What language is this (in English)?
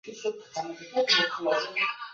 Chinese